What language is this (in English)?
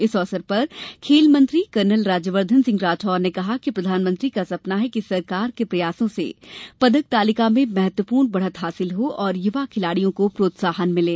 Hindi